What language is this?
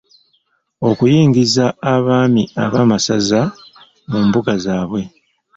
Ganda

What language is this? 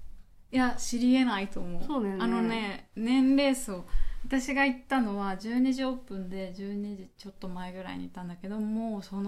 Japanese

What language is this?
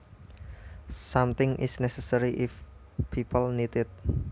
Javanese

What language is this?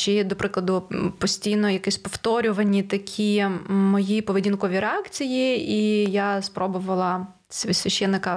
Ukrainian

